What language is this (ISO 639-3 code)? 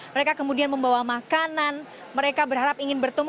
ind